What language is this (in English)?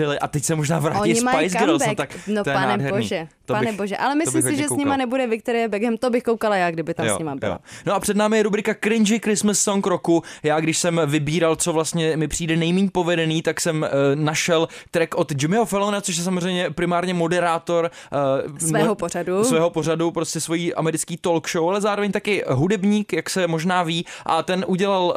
Czech